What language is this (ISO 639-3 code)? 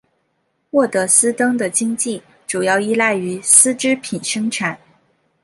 zho